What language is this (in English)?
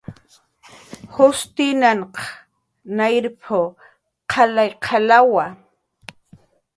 Jaqaru